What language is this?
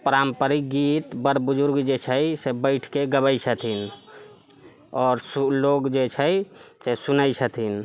Maithili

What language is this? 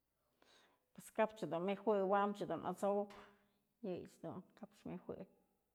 Mazatlán Mixe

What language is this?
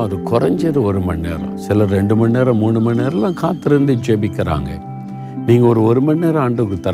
Tamil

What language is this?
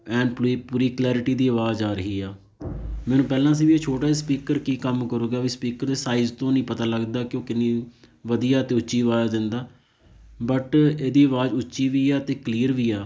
Punjabi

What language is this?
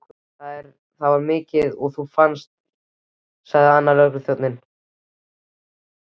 Icelandic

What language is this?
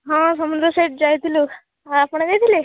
Odia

